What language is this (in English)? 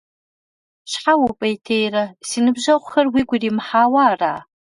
Kabardian